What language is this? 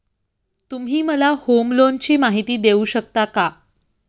Marathi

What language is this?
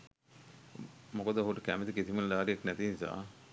Sinhala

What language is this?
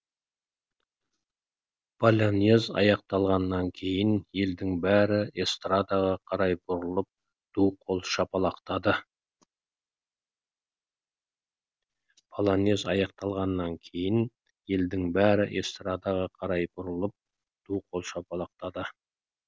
Kazakh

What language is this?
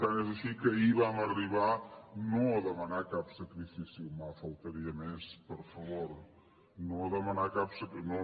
Catalan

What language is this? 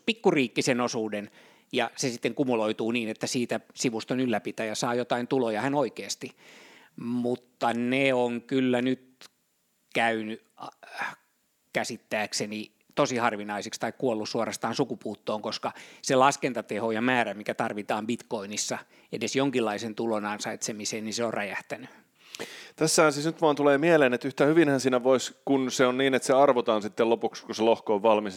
Finnish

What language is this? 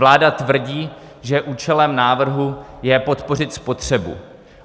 Czech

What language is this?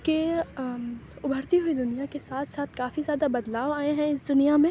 Urdu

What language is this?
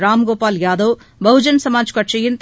Tamil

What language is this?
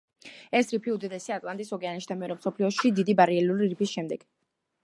Georgian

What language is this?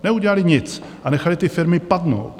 Czech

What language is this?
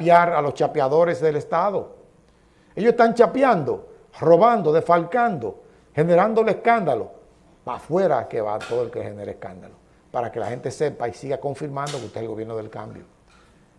Spanish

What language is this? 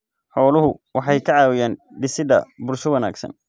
Somali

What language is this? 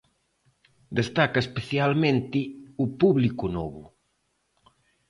Galician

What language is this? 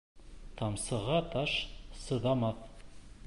Bashkir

